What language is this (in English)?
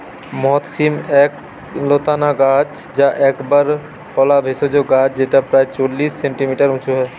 Bangla